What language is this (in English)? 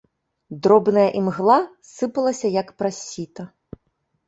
Belarusian